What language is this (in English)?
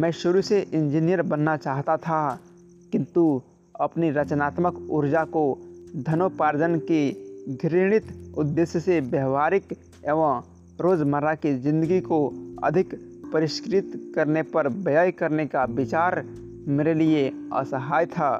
Hindi